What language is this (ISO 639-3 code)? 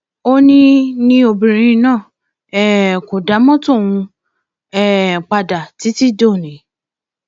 yor